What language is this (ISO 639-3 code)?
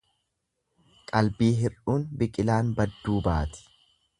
orm